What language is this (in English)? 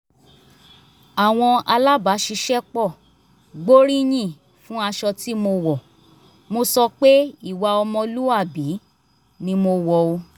Yoruba